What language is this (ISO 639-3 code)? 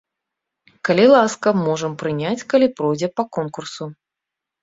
bel